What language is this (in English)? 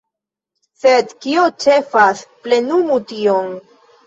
Esperanto